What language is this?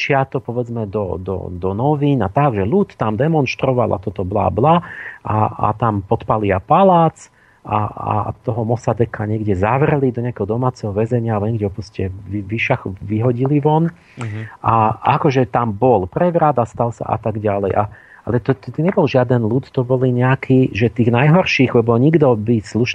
Slovak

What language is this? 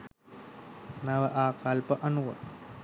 Sinhala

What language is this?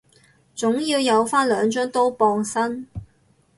Cantonese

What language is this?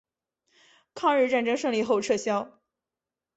Chinese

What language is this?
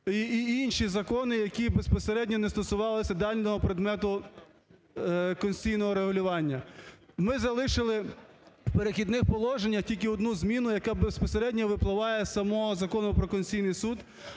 Ukrainian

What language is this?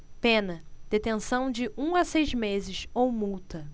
Portuguese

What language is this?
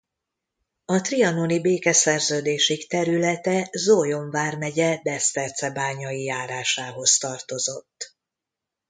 Hungarian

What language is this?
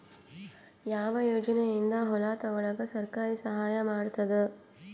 Kannada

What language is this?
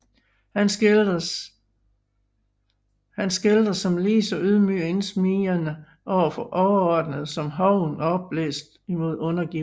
Danish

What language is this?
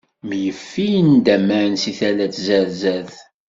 Kabyle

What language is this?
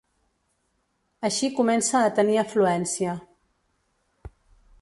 Catalan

